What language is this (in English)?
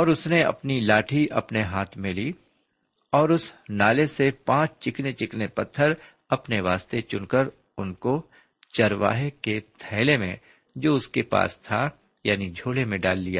Urdu